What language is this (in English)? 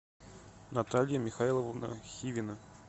Russian